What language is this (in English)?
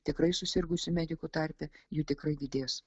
Lithuanian